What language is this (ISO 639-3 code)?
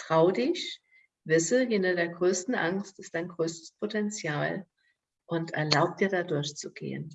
deu